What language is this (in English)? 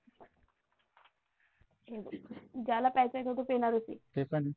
Marathi